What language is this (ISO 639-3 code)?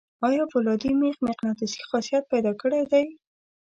pus